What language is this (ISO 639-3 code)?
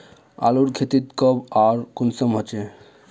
mag